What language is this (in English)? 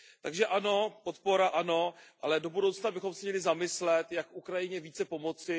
Czech